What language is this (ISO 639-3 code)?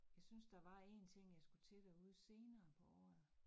dan